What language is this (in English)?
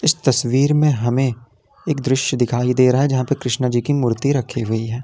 Hindi